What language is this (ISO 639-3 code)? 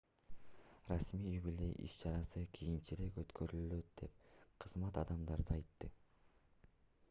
kir